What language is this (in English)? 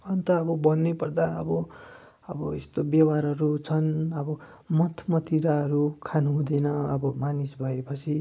Nepali